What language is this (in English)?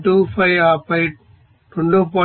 Telugu